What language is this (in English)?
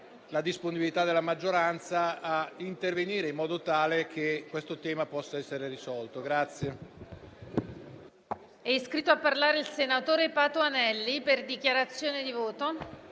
Italian